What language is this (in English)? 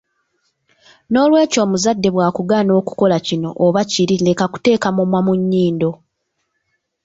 Ganda